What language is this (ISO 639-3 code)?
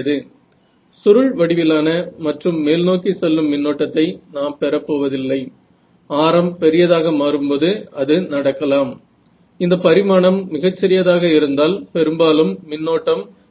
mar